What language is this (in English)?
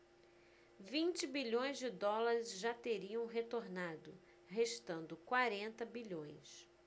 Portuguese